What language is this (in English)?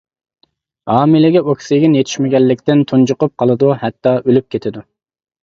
Uyghur